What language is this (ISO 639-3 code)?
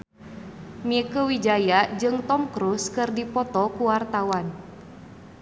sun